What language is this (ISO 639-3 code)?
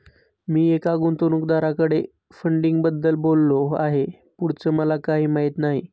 mar